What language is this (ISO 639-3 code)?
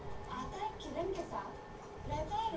bho